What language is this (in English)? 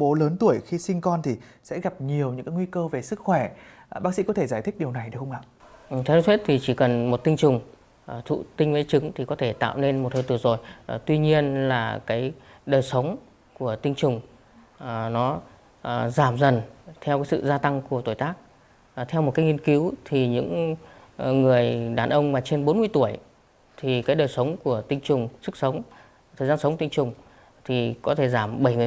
Vietnamese